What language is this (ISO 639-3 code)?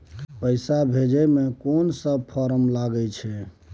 mai